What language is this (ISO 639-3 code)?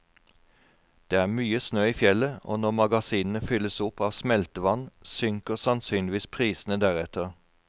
nor